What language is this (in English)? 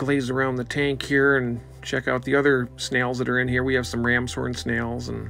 English